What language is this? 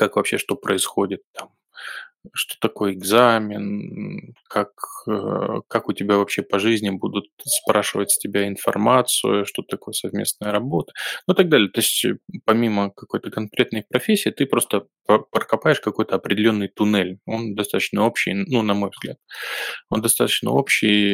Russian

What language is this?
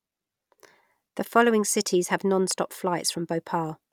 English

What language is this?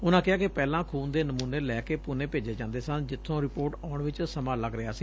Punjabi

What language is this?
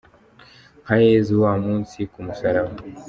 Kinyarwanda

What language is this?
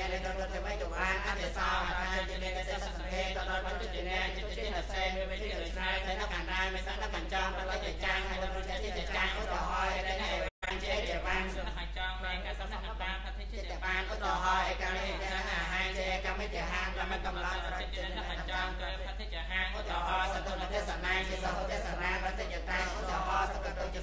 Spanish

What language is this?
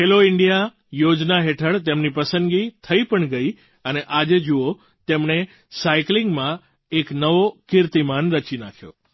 Gujarati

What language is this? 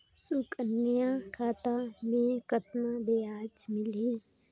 Chhattisgarhi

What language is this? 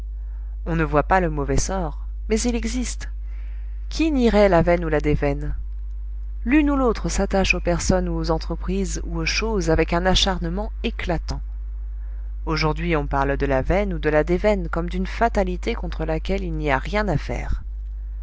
French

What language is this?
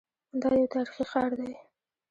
Pashto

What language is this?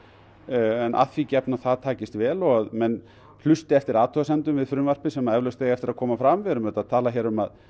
Icelandic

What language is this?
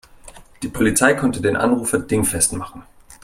German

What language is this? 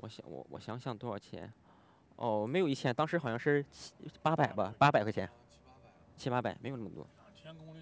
Chinese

